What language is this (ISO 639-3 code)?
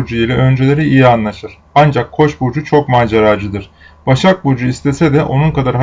tur